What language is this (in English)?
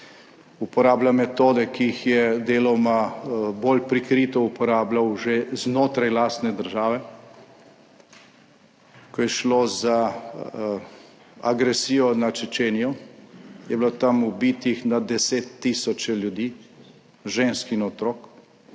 Slovenian